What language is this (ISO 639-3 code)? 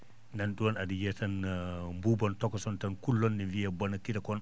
ful